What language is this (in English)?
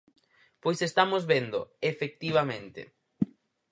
Galician